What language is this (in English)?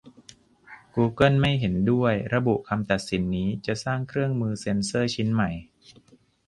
Thai